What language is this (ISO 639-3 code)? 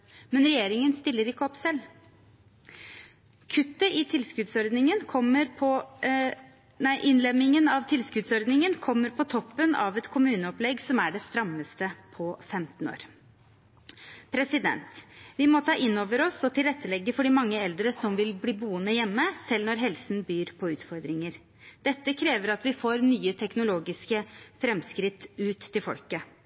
nob